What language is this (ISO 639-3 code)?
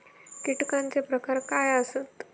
mar